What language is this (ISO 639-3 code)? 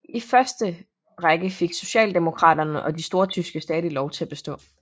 dan